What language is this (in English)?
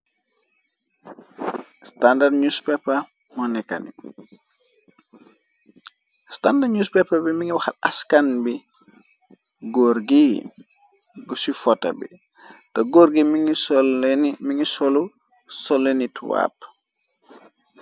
Wolof